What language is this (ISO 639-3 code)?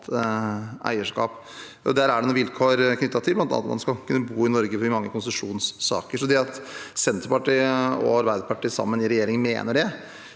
nor